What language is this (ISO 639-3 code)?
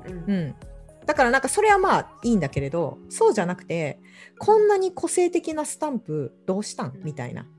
jpn